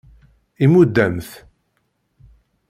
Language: Kabyle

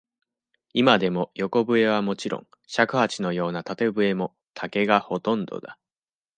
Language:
Japanese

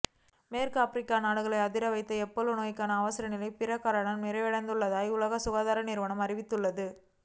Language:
Tamil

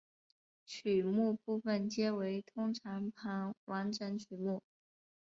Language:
Chinese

